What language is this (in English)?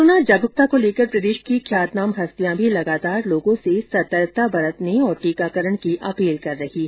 Hindi